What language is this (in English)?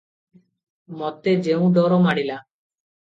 Odia